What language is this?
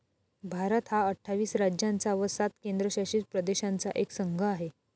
Marathi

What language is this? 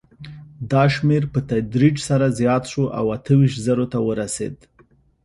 Pashto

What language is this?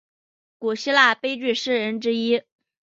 Chinese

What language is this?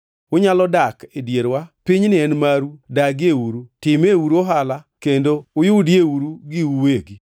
Luo (Kenya and Tanzania)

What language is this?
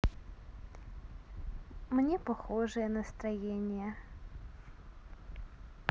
Russian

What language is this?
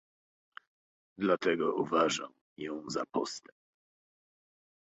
Polish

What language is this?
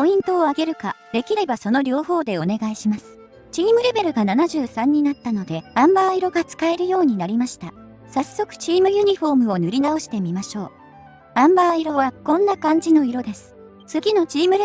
Japanese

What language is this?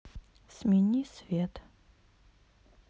Russian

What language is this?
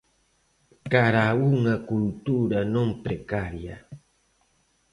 Galician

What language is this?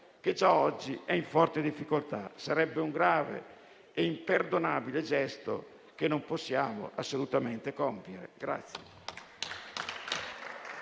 Italian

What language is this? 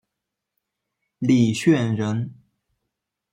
Chinese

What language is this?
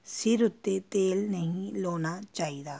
Punjabi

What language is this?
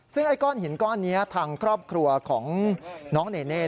Thai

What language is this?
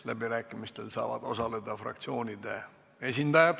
Estonian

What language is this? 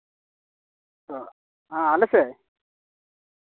Santali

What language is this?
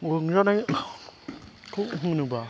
Bodo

